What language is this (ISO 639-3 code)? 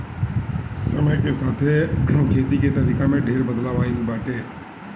bho